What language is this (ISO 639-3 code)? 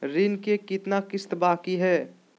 mag